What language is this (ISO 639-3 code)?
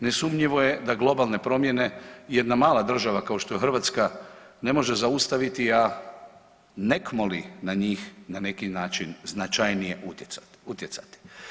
hrv